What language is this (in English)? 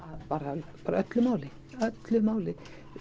Icelandic